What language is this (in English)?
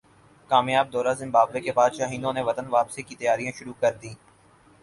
Urdu